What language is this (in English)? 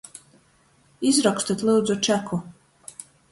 Latgalian